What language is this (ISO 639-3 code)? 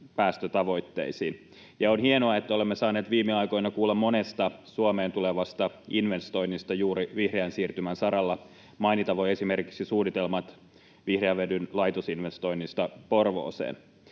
fin